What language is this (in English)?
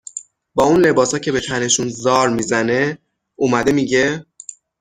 Persian